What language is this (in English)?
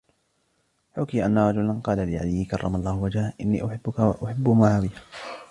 Arabic